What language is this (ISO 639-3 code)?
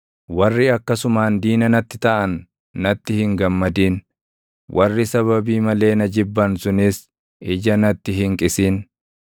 orm